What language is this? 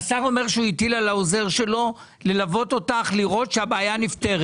Hebrew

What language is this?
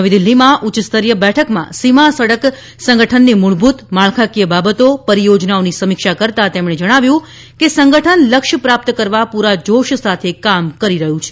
Gujarati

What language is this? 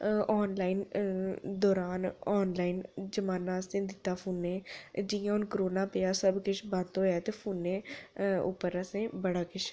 Dogri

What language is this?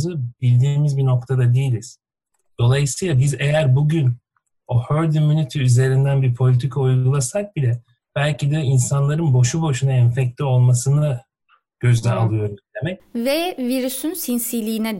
Turkish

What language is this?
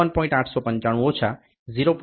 Gujarati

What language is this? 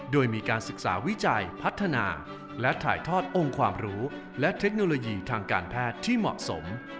Thai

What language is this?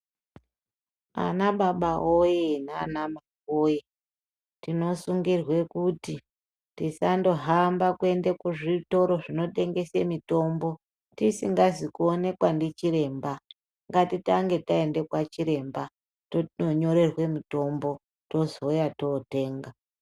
Ndau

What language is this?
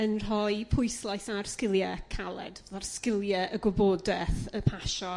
Welsh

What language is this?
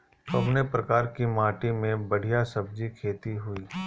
Bhojpuri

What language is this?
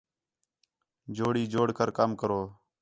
Khetrani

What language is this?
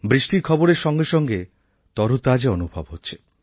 Bangla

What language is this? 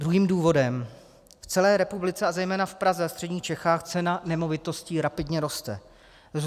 Czech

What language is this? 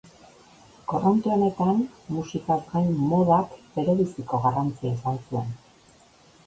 Basque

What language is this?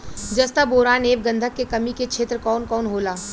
Bhojpuri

